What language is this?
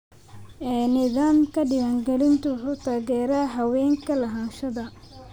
Somali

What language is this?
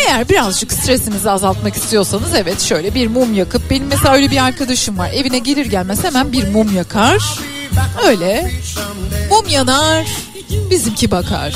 Turkish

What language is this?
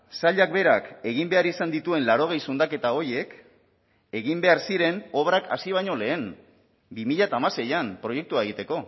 Basque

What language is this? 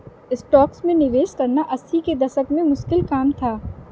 Hindi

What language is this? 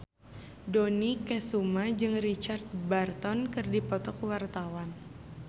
Sundanese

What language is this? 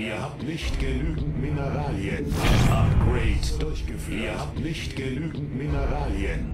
German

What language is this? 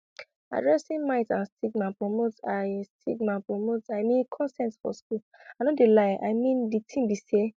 Nigerian Pidgin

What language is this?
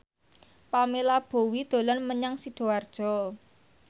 Javanese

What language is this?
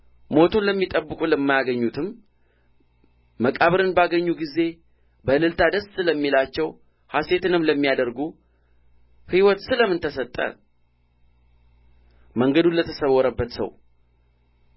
Amharic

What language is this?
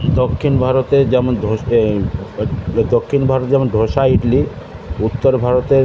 Bangla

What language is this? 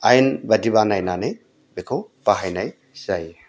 Bodo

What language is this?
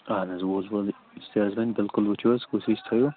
Kashmiri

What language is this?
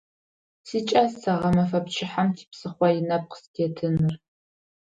Adyghe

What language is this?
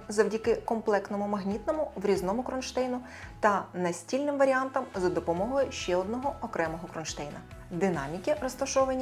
Ukrainian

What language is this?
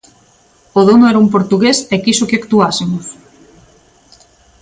Galician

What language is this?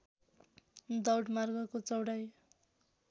Nepali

